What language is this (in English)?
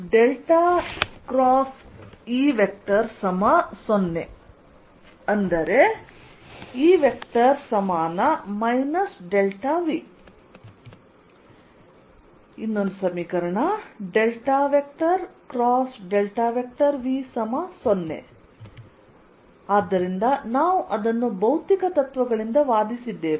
Kannada